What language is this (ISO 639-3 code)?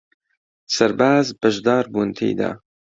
ckb